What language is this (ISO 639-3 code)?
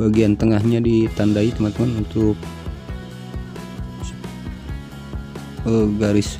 ind